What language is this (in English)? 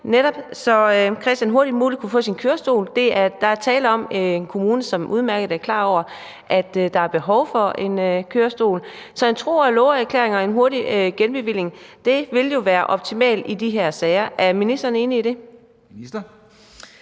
Danish